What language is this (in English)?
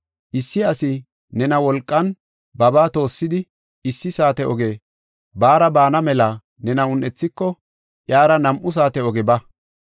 Gofa